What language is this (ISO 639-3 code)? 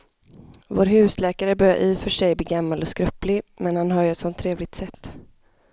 swe